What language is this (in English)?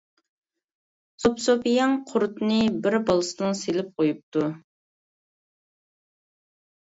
Uyghur